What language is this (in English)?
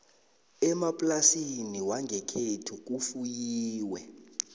South Ndebele